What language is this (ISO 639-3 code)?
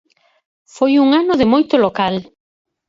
glg